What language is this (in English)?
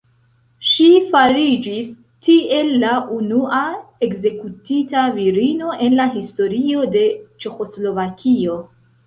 Esperanto